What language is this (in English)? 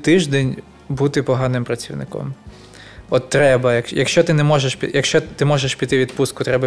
Ukrainian